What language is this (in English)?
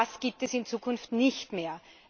German